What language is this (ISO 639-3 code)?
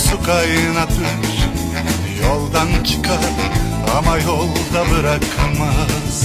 tur